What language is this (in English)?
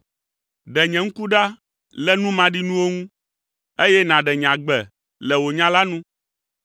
Ewe